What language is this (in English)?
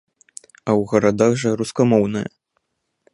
Belarusian